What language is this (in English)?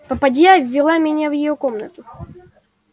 Russian